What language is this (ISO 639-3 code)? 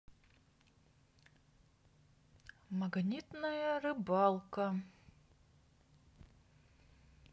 rus